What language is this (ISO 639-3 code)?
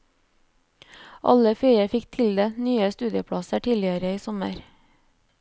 nor